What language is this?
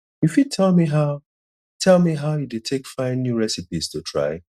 Nigerian Pidgin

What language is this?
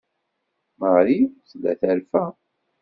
Kabyle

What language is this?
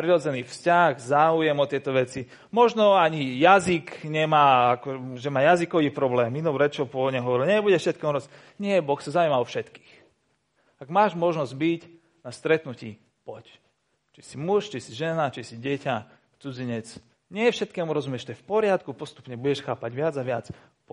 Slovak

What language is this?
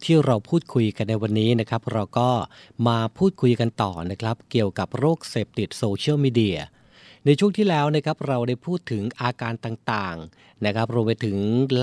Thai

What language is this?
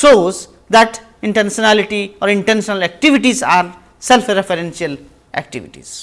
English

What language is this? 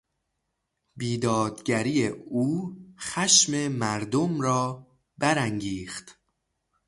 Persian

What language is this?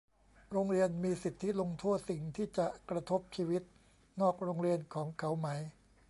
Thai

